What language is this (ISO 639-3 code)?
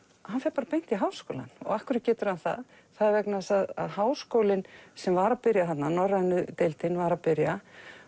isl